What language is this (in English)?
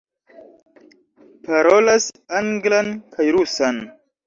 Esperanto